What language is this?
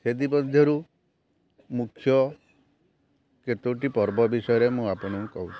Odia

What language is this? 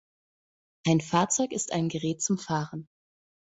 German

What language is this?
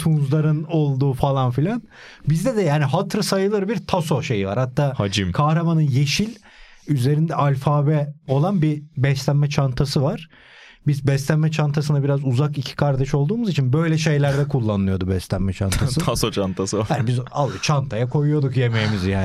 Turkish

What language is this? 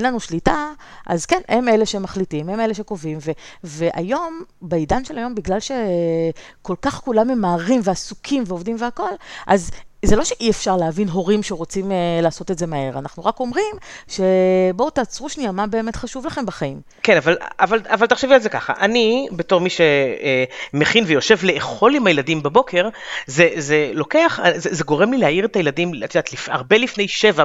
Hebrew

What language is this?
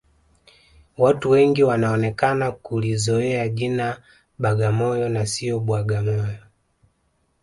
Swahili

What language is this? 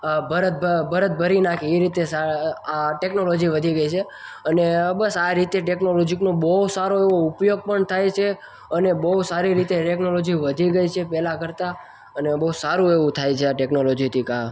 Gujarati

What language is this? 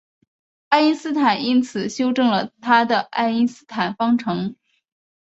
Chinese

